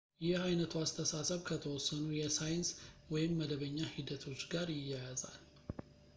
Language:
Amharic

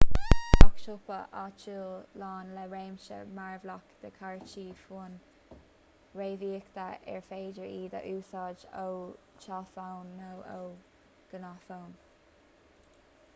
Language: Irish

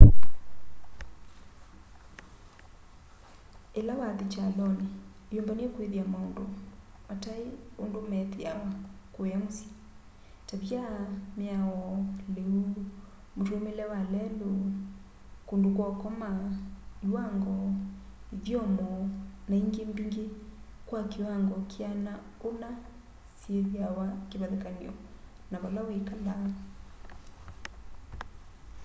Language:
Kamba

